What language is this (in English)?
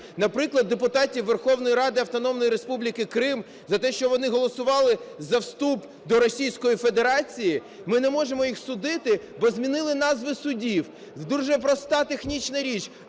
Ukrainian